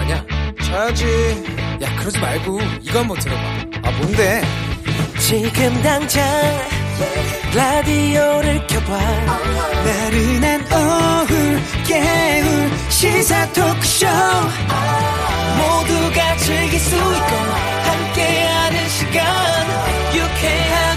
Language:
Korean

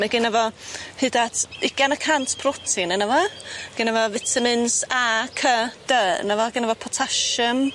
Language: Welsh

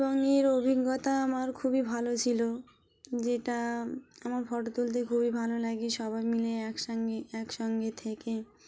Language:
Bangla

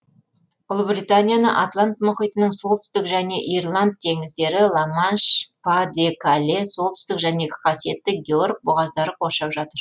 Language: Kazakh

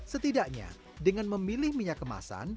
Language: Indonesian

